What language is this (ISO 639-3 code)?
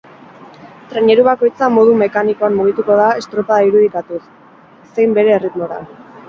eus